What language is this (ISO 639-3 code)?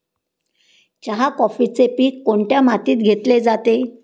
mar